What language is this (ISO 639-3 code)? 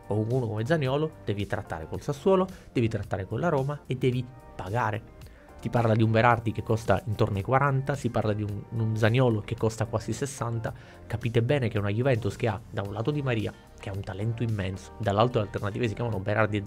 ita